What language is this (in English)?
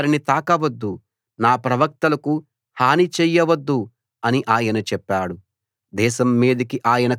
Telugu